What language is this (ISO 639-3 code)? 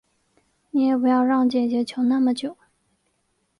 zho